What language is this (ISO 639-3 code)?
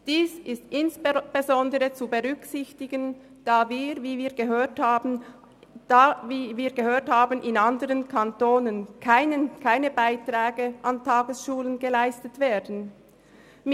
gsw